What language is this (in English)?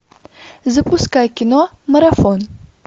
Russian